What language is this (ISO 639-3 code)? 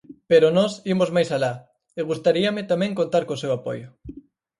glg